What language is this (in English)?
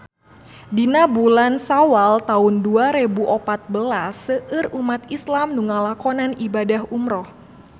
Sundanese